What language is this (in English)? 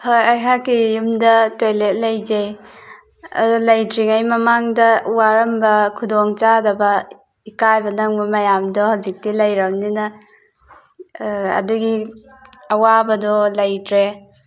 Manipuri